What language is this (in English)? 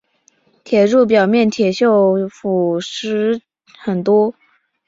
Chinese